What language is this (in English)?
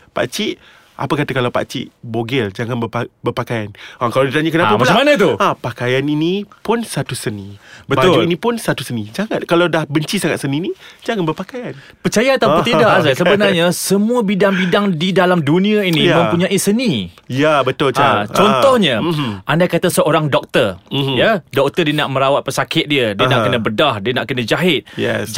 Malay